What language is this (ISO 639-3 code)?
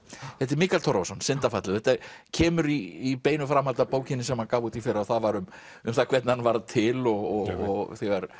isl